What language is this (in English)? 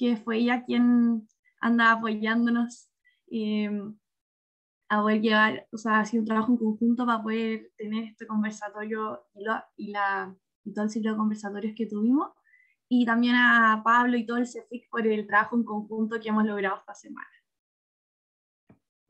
Spanish